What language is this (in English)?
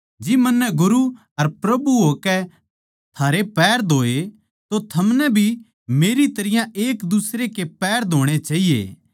Haryanvi